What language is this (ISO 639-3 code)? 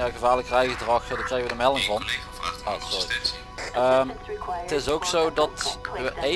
nld